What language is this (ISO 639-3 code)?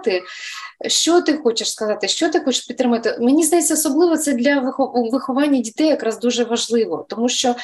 ukr